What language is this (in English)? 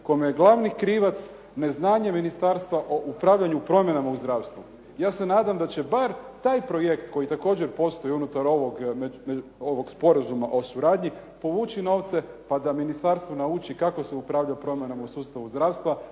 Croatian